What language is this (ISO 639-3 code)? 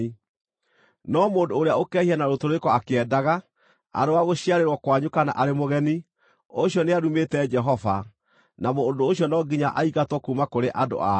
kik